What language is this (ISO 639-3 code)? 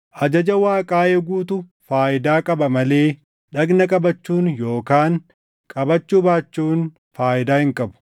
orm